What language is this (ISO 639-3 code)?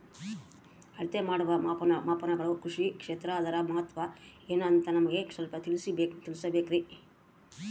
kan